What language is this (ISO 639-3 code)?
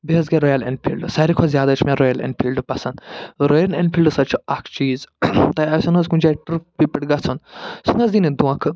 kas